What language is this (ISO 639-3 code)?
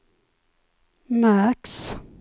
swe